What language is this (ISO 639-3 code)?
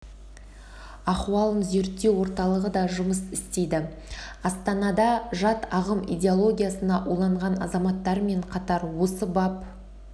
kaz